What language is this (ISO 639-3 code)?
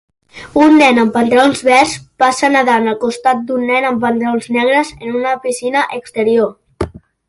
cat